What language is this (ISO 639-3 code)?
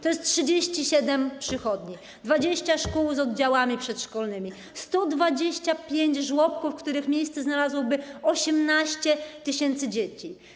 pol